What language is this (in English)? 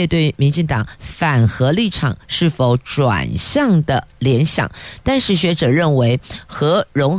Chinese